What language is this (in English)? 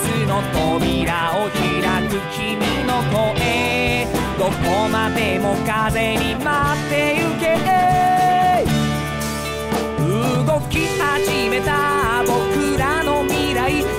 Japanese